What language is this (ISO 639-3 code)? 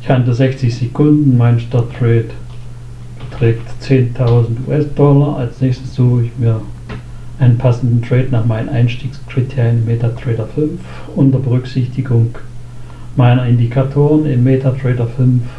deu